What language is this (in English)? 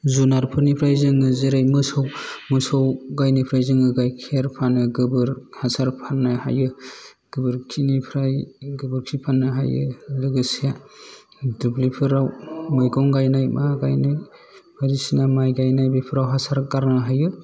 Bodo